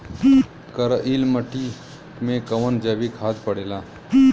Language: Bhojpuri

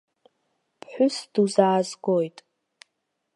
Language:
Abkhazian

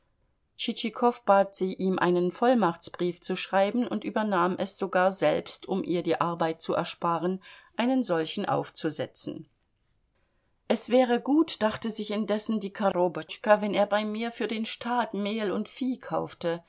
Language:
German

